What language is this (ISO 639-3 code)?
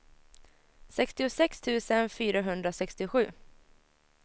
swe